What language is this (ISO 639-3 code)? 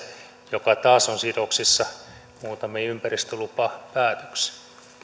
fin